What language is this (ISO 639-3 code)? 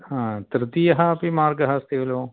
san